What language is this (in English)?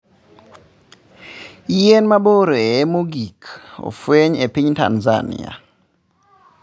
Luo (Kenya and Tanzania)